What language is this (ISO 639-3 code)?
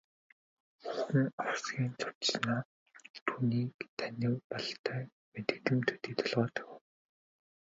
mon